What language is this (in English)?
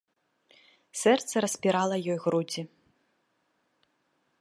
Belarusian